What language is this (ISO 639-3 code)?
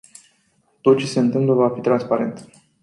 ron